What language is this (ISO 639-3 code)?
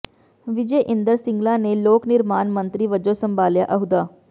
pan